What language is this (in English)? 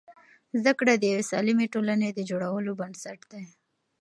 Pashto